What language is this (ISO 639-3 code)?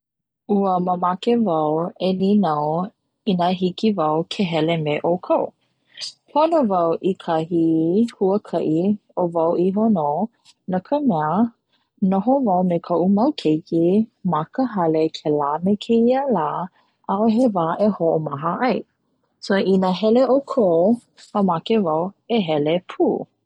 haw